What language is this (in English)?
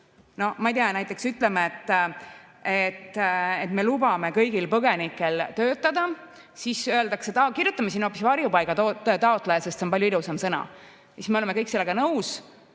Estonian